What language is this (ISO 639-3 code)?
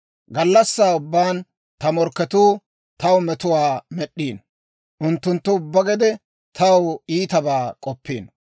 dwr